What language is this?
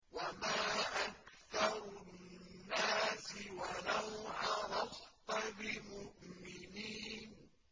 Arabic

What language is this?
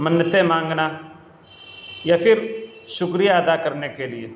Urdu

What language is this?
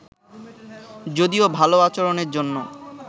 Bangla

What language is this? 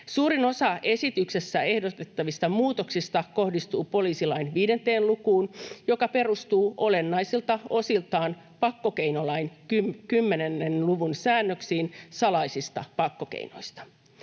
Finnish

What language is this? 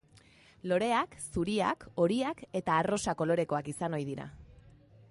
Basque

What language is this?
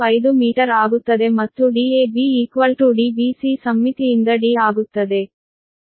Kannada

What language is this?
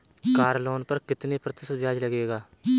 Hindi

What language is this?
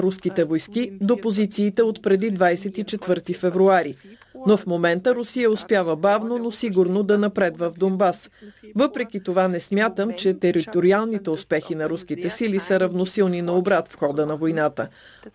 Bulgarian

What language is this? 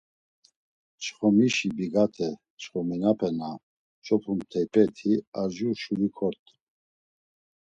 Laz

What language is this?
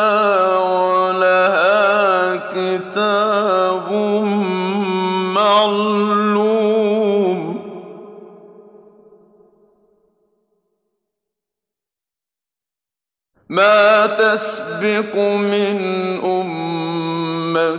Arabic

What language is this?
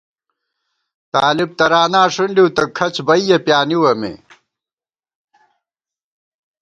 Gawar-Bati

